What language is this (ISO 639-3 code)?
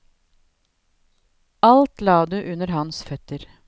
nor